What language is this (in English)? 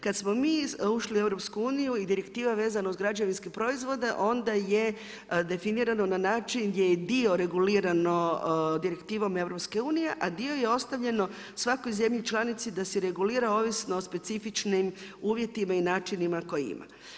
Croatian